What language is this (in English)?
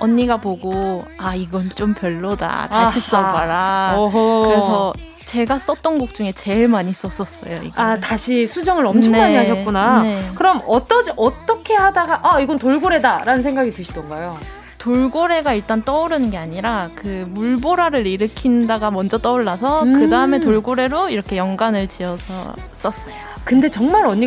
Korean